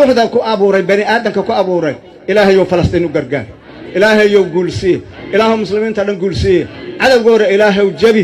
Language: Arabic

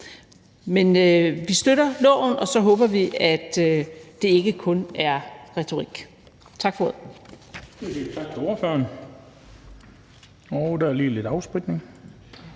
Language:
Danish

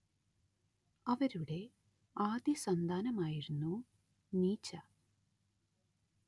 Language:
Malayalam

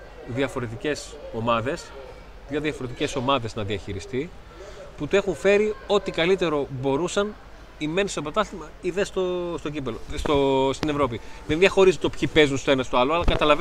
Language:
Greek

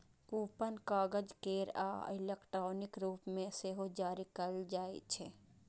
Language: Maithili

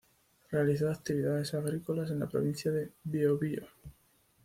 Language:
Spanish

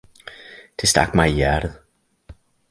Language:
Danish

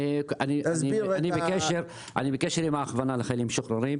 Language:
Hebrew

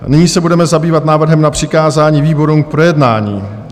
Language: Czech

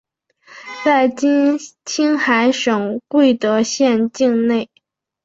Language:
Chinese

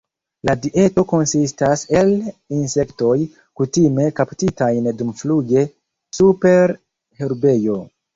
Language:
Esperanto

